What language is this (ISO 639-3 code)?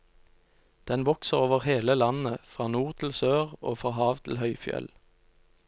nor